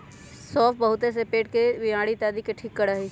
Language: Magahi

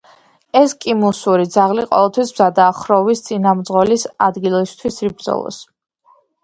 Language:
Georgian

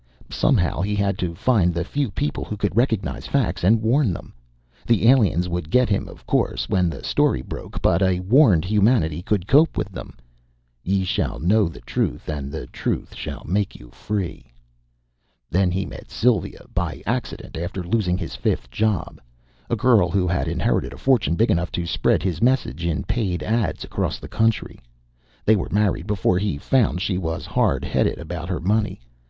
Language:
English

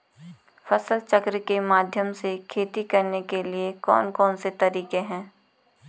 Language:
Hindi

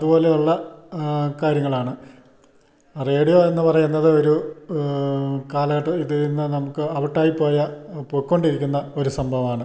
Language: Malayalam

